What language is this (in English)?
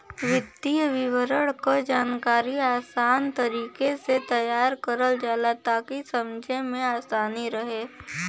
Bhojpuri